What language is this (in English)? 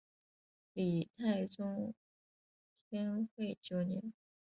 Chinese